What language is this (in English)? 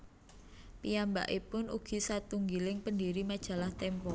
Javanese